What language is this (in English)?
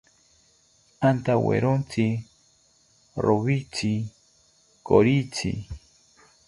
South Ucayali Ashéninka